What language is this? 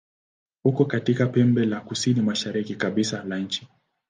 Swahili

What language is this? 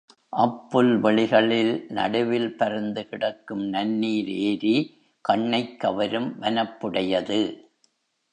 Tamil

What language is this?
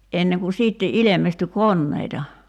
Finnish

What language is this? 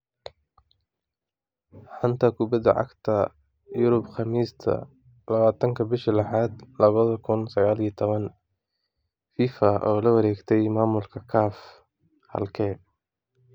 Somali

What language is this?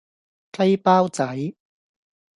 Cantonese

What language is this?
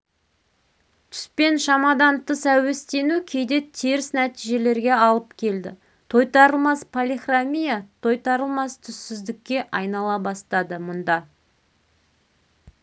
Kazakh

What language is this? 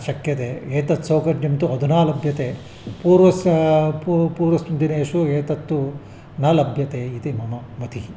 Sanskrit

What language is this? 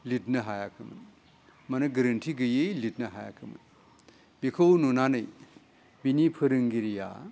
Bodo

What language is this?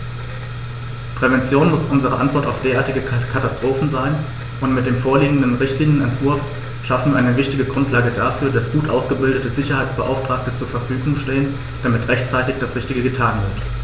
German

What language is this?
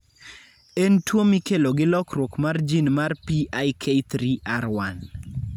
Luo (Kenya and Tanzania)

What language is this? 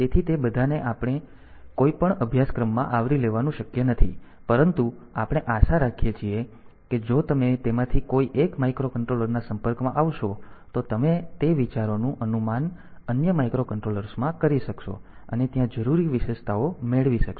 Gujarati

